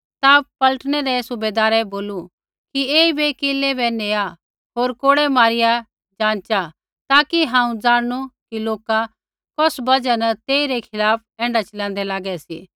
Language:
Kullu Pahari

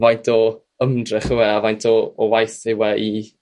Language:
Welsh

